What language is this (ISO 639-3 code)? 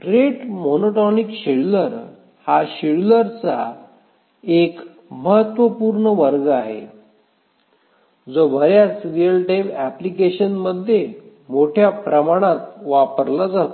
mar